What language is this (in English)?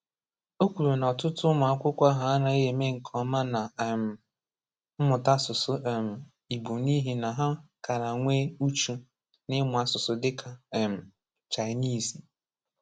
Igbo